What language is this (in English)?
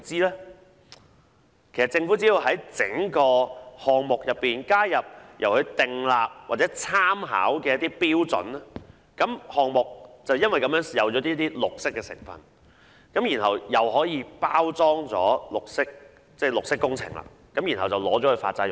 Cantonese